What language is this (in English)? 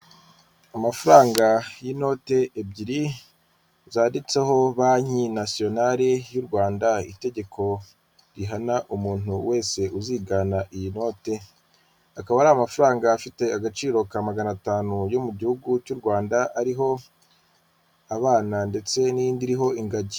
Kinyarwanda